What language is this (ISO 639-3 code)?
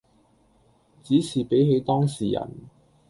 yue